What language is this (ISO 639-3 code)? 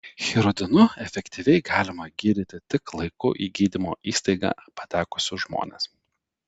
lit